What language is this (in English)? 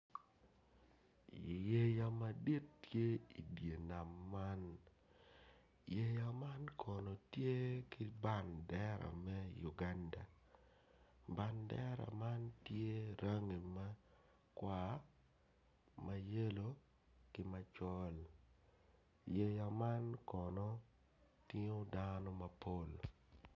Acoli